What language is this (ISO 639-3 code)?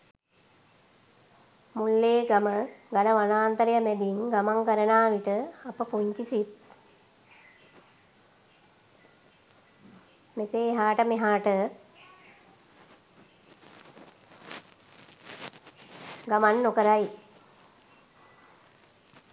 sin